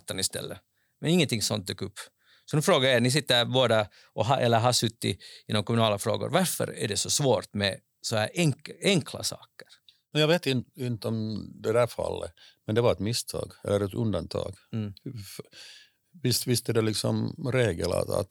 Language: Swedish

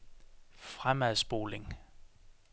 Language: Danish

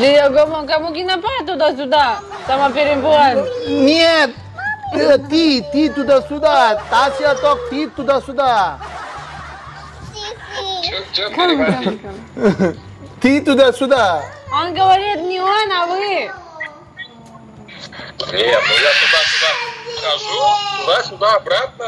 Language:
Indonesian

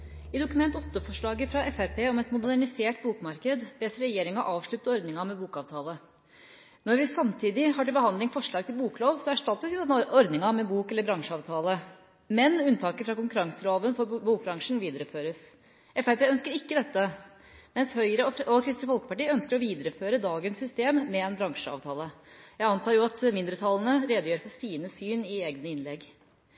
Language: Norwegian Bokmål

